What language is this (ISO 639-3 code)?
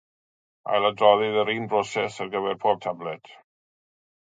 cym